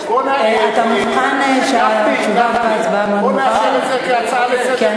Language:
Hebrew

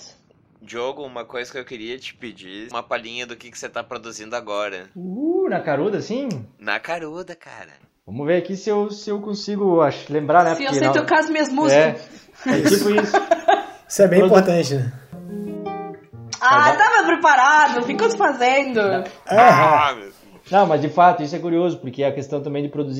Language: Portuguese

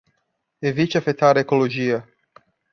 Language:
Portuguese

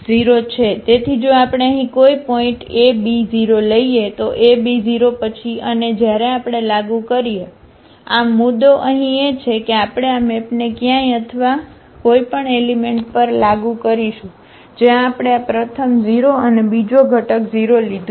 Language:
Gujarati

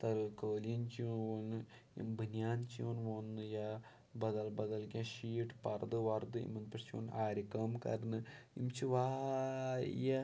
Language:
Kashmiri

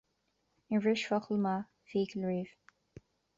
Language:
Irish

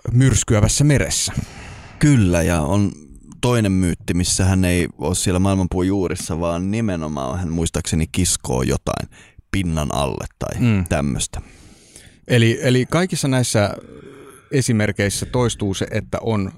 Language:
Finnish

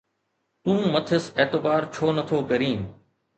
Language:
Sindhi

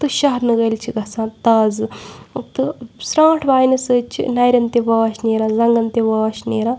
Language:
Kashmiri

